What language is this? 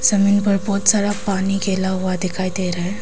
Hindi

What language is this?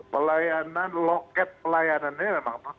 Indonesian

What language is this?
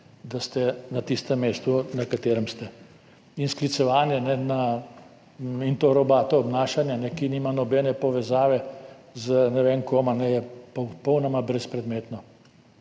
Slovenian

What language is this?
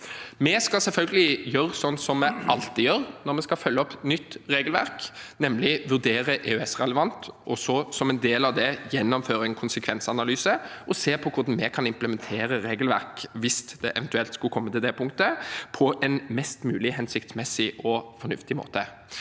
Norwegian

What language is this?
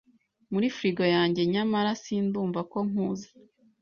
Kinyarwanda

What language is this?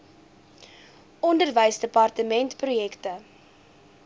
Afrikaans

